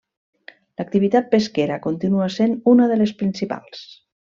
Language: Catalan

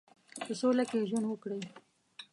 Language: Pashto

